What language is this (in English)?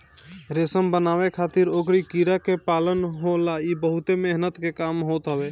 Bhojpuri